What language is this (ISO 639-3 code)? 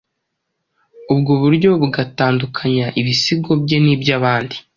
kin